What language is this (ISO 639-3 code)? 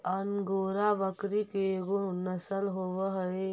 mag